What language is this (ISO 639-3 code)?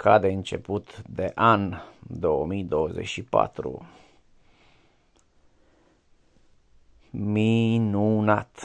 ron